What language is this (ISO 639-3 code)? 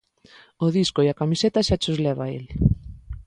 glg